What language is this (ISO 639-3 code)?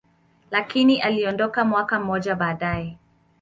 swa